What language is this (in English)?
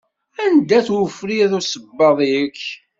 Kabyle